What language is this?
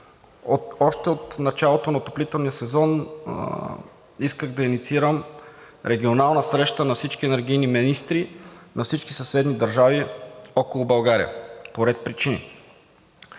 Bulgarian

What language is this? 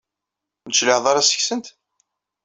Kabyle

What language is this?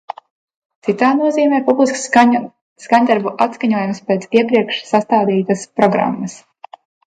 Latvian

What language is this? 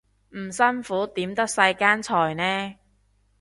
Cantonese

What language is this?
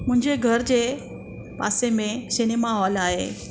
Sindhi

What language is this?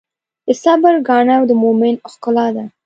Pashto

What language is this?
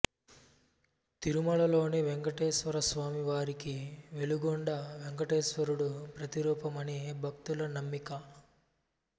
Telugu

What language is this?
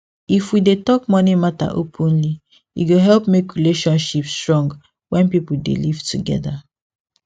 Nigerian Pidgin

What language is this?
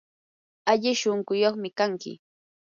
Yanahuanca Pasco Quechua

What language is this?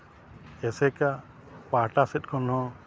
Santali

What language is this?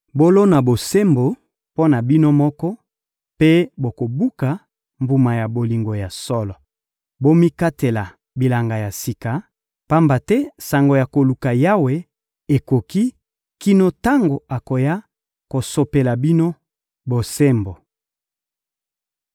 Lingala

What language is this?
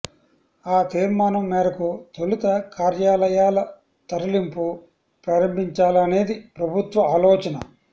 Telugu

